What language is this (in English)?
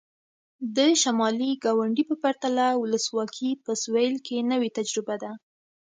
Pashto